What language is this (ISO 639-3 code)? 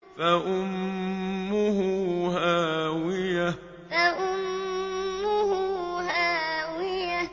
ara